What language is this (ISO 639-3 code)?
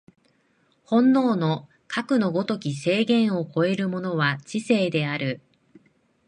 jpn